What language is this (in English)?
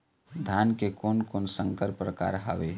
Chhattisgarhi